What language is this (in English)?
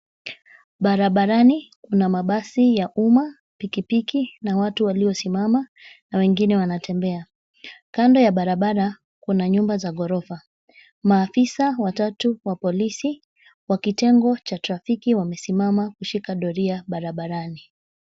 Swahili